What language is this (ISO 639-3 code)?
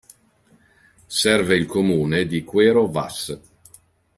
ita